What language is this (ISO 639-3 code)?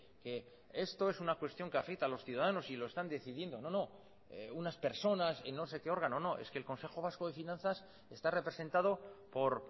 spa